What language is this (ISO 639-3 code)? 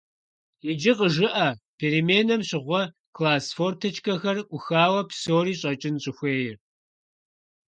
kbd